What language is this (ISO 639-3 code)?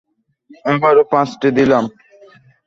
ben